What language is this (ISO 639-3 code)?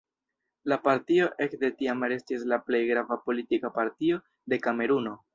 epo